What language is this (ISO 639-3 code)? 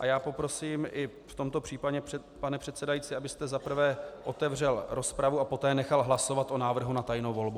ces